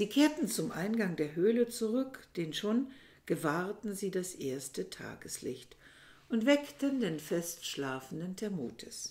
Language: German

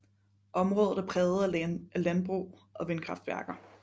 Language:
Danish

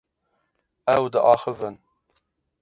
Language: Kurdish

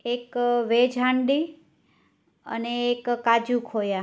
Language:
Gujarati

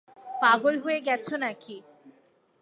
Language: Bangla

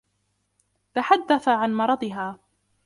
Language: Arabic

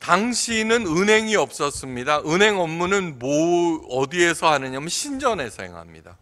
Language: Korean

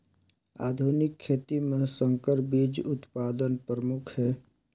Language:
Chhattisgarhi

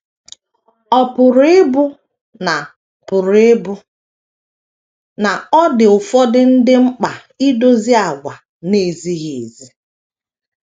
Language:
Igbo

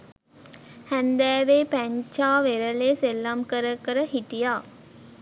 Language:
Sinhala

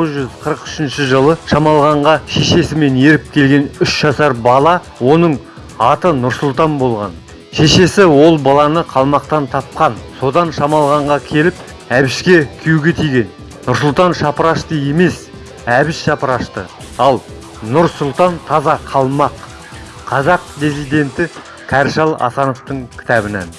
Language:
Kazakh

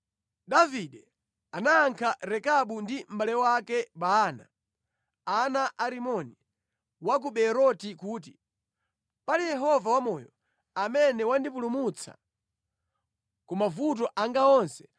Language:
Nyanja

